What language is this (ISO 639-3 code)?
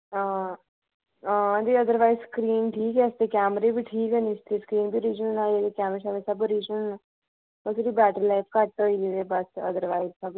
doi